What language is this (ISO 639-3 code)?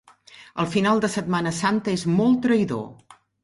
cat